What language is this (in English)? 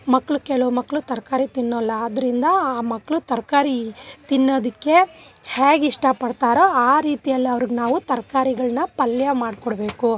Kannada